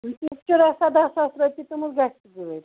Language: Kashmiri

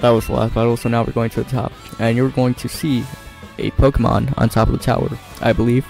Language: English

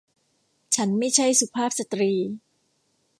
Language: Thai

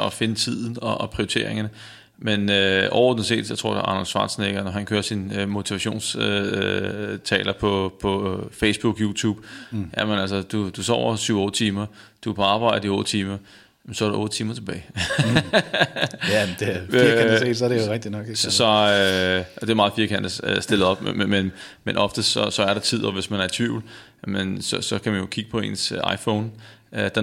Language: Danish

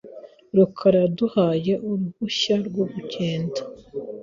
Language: Kinyarwanda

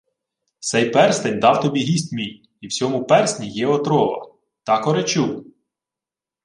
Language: Ukrainian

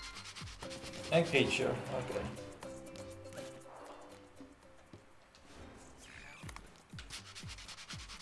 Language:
Dutch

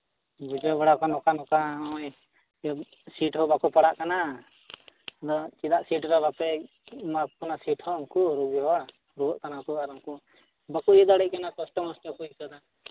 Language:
Santali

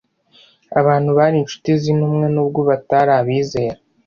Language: Kinyarwanda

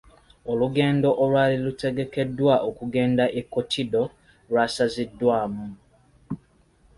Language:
Ganda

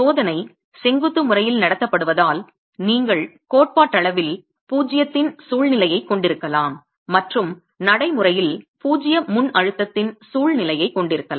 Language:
Tamil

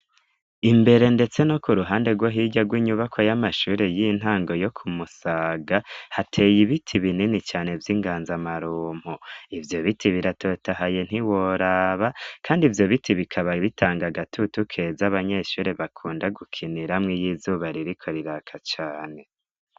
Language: Rundi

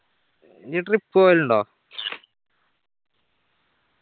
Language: Malayalam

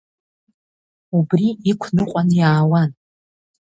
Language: Abkhazian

